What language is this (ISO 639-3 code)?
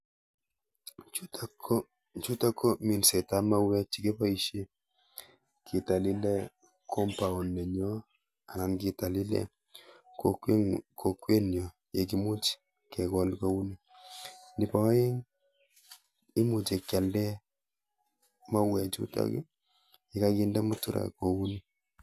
kln